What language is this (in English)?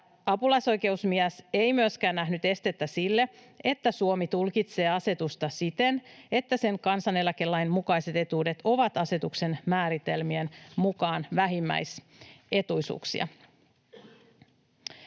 Finnish